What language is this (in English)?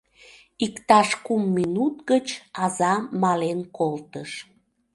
Mari